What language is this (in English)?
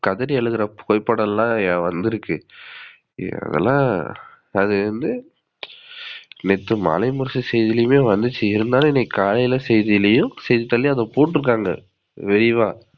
Tamil